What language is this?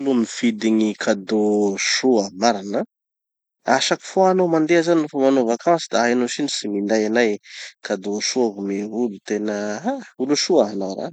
Tanosy Malagasy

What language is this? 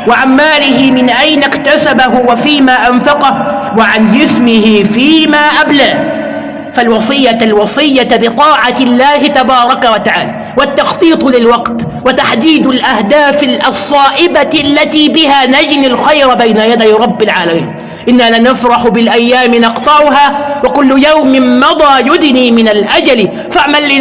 Arabic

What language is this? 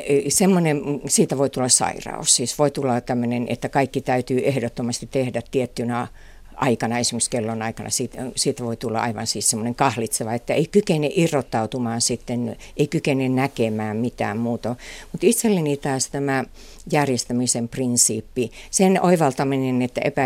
Finnish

